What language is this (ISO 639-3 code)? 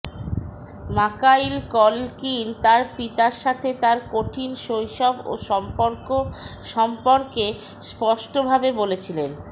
ben